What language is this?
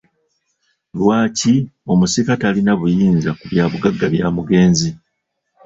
Ganda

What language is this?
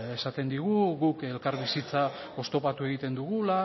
Basque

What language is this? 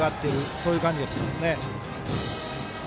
Japanese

